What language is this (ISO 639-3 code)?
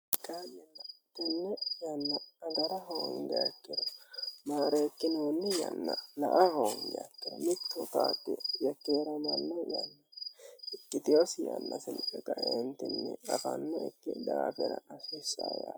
sid